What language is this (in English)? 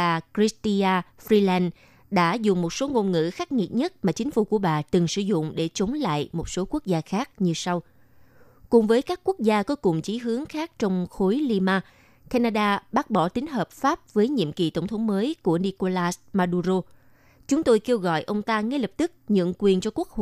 Vietnamese